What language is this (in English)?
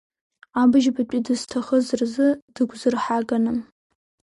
Abkhazian